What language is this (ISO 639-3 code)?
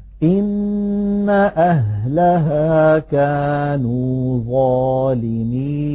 ara